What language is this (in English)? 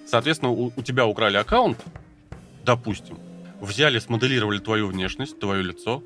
Russian